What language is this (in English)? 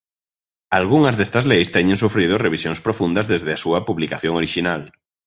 Galician